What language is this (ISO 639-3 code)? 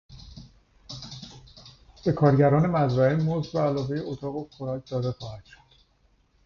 fas